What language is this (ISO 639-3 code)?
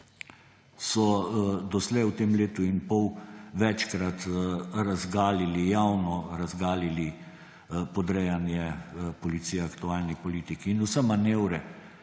slv